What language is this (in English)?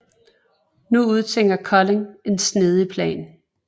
Danish